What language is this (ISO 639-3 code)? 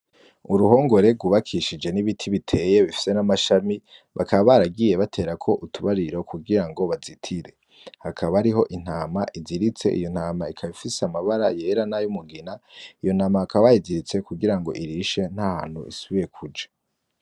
run